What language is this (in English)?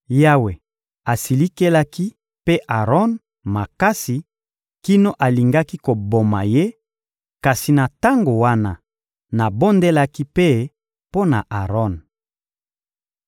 Lingala